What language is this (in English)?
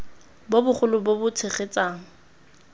Tswana